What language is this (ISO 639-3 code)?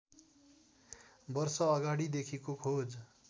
nep